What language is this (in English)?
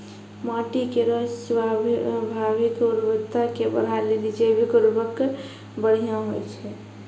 Maithili